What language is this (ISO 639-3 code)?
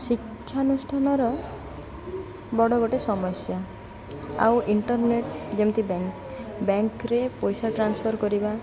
ori